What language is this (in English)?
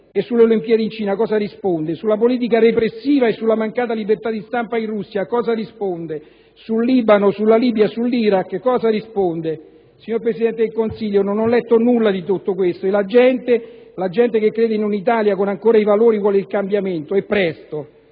Italian